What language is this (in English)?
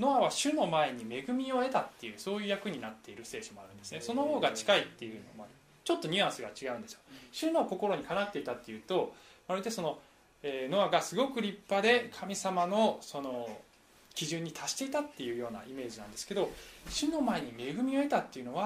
Japanese